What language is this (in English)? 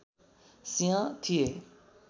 Nepali